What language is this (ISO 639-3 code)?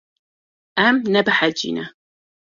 kur